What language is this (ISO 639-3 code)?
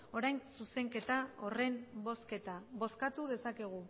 eus